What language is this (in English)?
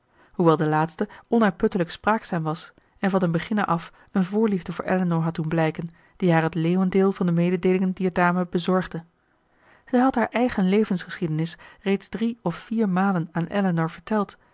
Dutch